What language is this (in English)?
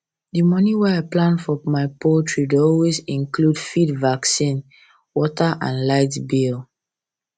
Nigerian Pidgin